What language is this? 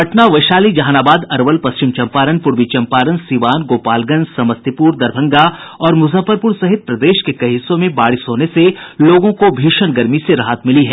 Hindi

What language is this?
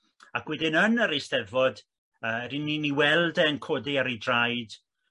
Welsh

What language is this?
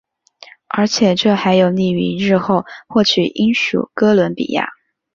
Chinese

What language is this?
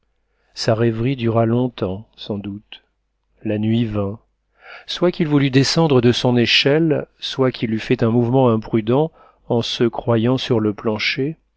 French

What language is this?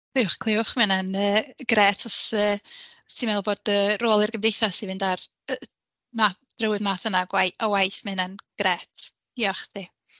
Welsh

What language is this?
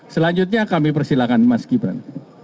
Indonesian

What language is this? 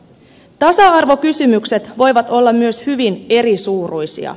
Finnish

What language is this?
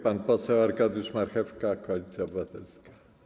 Polish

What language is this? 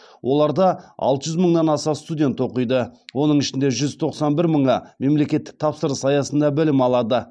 Kazakh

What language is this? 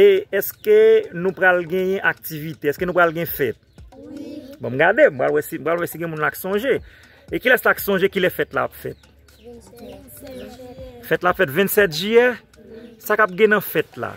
French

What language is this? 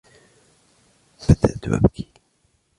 Arabic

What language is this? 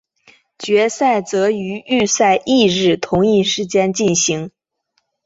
Chinese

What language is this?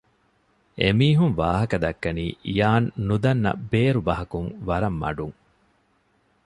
Divehi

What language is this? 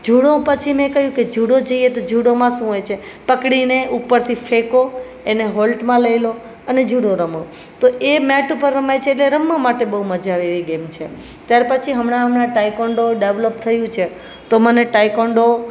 Gujarati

